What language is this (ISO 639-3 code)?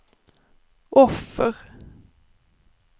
swe